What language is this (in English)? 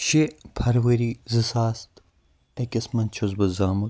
Kashmiri